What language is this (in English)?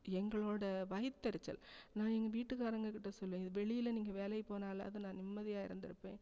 Tamil